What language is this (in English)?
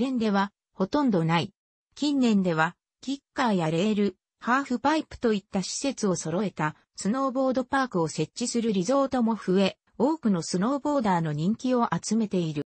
Japanese